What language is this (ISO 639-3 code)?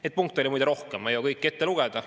est